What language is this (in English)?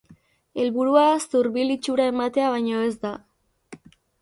Basque